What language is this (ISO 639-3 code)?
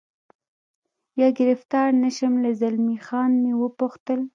pus